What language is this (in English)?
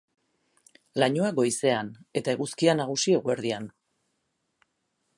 Basque